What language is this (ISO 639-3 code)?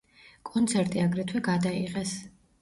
kat